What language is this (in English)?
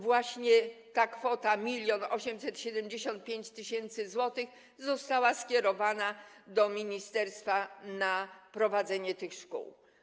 Polish